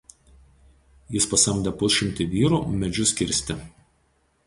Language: Lithuanian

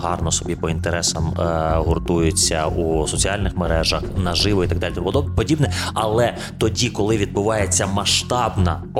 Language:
Ukrainian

